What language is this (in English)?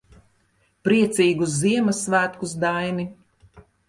Latvian